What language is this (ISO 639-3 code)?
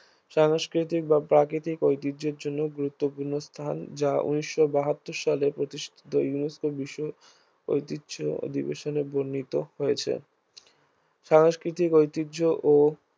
ben